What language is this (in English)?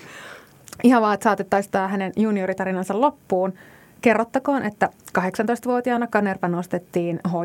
Finnish